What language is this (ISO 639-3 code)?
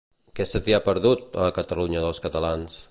cat